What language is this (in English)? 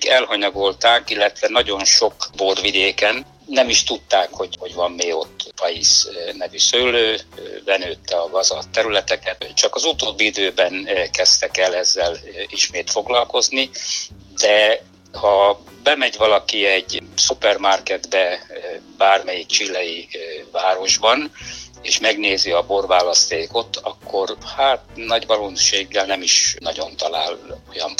Hungarian